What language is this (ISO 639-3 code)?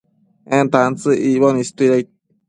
mcf